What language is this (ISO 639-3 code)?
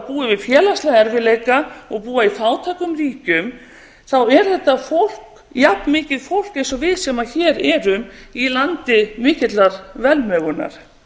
isl